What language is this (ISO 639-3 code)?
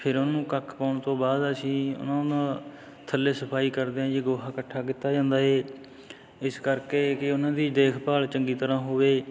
pan